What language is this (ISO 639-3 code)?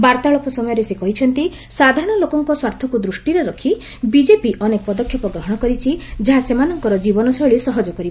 ori